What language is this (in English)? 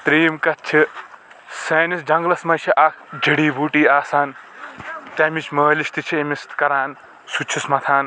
Kashmiri